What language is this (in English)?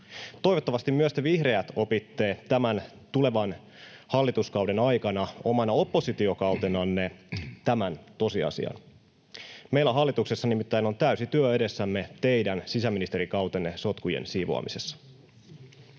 Finnish